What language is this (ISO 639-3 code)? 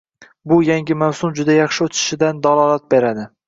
uzb